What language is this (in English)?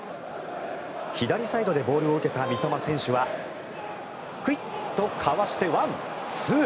Japanese